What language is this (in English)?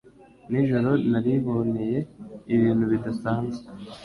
Kinyarwanda